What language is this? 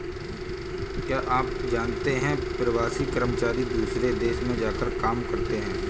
Hindi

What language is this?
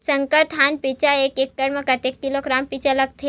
Chhattisgarhi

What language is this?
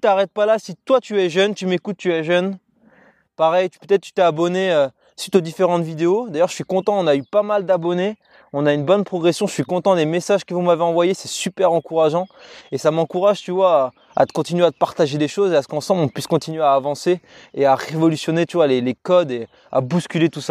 French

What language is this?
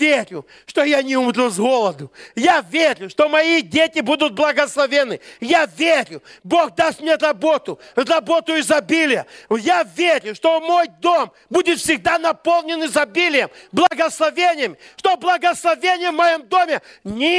Russian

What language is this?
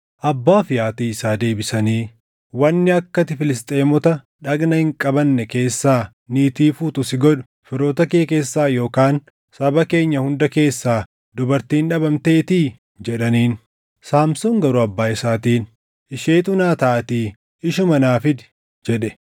Oromo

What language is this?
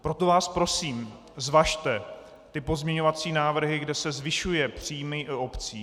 Czech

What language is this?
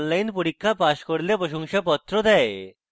Bangla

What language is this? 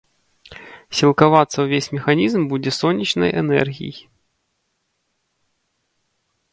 Belarusian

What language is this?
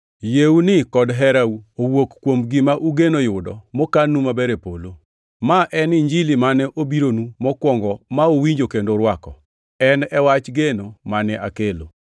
Luo (Kenya and Tanzania)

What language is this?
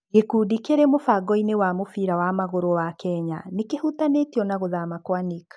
Kikuyu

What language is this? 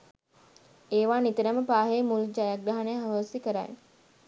Sinhala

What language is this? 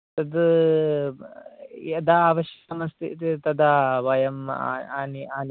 Sanskrit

